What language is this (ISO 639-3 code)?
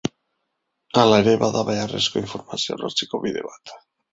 eus